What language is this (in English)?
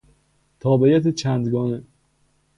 Persian